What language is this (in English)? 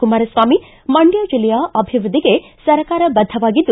Kannada